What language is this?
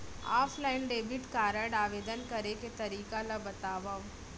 Chhattisgarhi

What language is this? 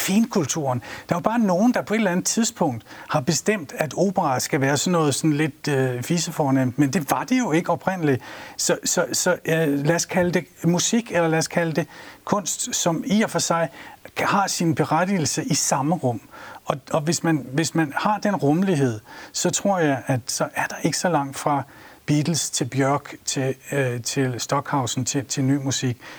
Danish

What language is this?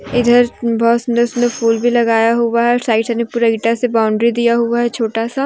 Hindi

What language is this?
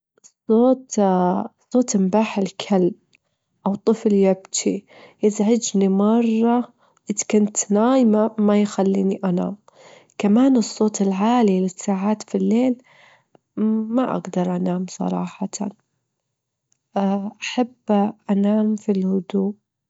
Gulf Arabic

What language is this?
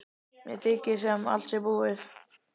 Icelandic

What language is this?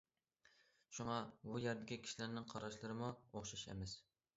Uyghur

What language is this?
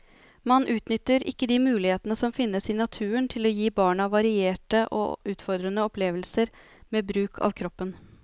Norwegian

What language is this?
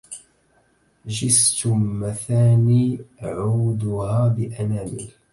Arabic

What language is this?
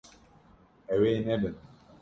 Kurdish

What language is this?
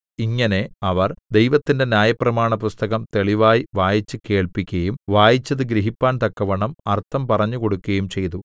Malayalam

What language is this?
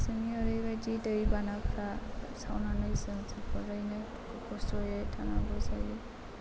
Bodo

